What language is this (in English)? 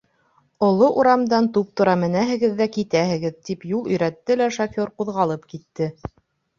Bashkir